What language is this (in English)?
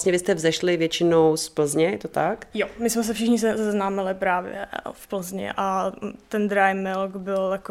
Czech